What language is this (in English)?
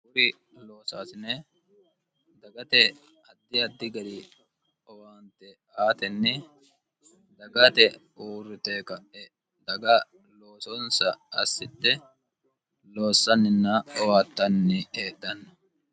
Sidamo